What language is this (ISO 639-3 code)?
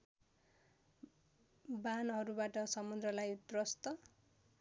nep